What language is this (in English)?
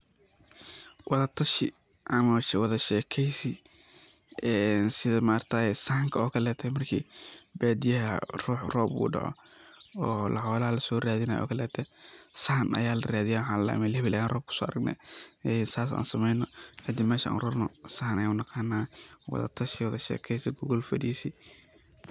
Somali